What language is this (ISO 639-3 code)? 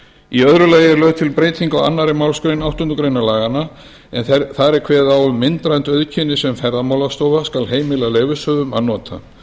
isl